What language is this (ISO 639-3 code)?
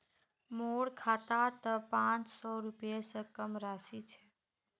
mag